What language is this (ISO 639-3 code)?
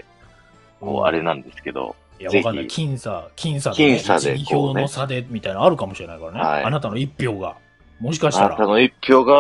jpn